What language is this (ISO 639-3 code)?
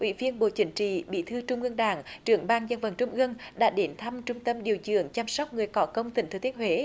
vie